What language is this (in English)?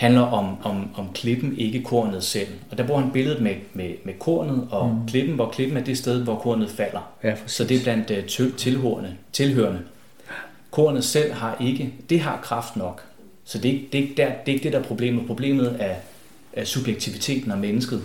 Danish